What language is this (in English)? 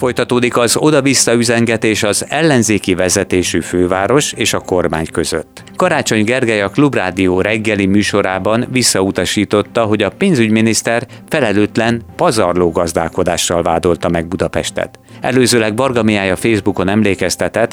Hungarian